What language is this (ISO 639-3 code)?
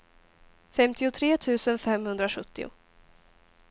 swe